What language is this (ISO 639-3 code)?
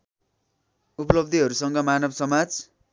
nep